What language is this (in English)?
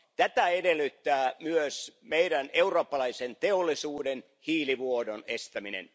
Finnish